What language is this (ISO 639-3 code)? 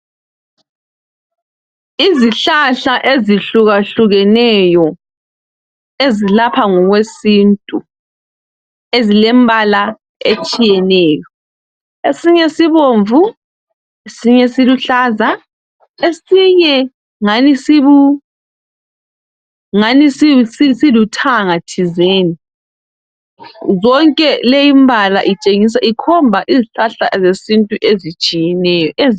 nde